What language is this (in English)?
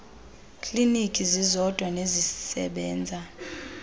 Xhosa